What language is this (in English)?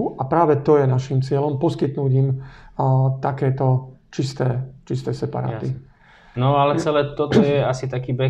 Slovak